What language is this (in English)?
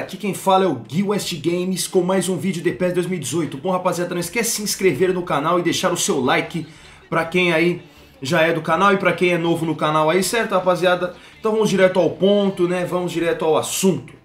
Portuguese